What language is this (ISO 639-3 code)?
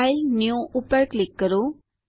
guj